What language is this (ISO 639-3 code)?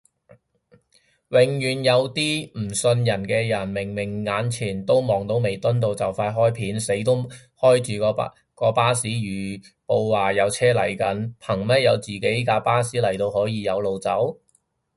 yue